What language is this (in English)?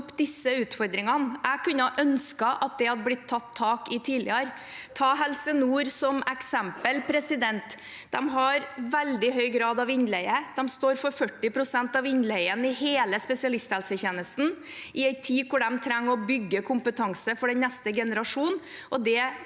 Norwegian